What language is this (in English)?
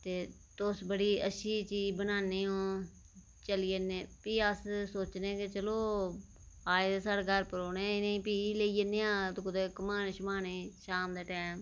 Dogri